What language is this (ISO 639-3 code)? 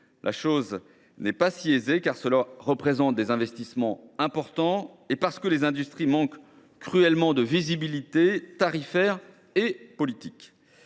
fra